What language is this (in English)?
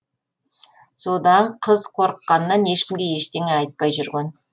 Kazakh